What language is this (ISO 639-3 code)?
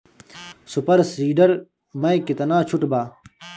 bho